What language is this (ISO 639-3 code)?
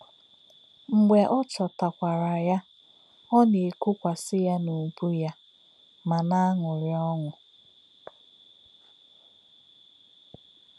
ibo